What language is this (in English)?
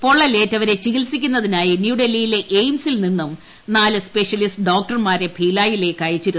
Malayalam